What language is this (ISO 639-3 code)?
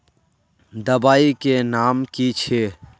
mag